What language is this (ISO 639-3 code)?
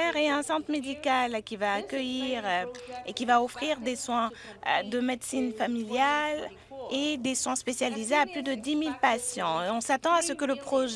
fra